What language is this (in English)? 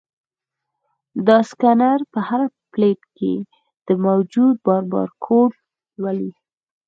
Pashto